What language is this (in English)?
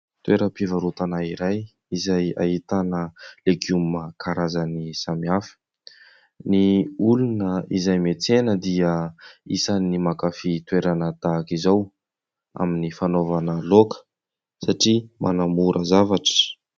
Malagasy